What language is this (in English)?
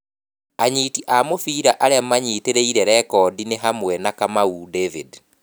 Kikuyu